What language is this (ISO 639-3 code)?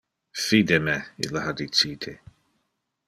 ina